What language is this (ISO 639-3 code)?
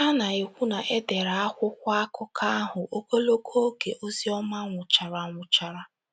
ibo